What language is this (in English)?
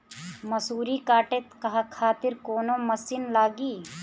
Bhojpuri